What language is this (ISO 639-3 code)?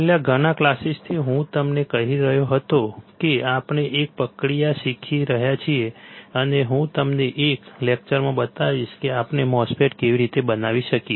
guj